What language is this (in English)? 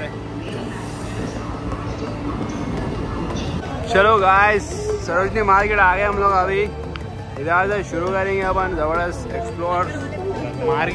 Hindi